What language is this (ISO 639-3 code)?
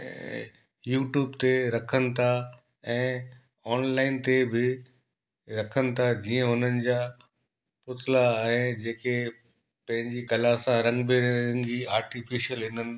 snd